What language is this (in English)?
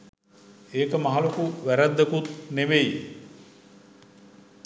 Sinhala